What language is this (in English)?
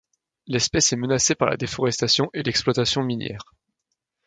French